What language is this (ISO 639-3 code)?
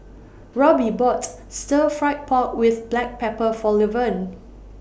eng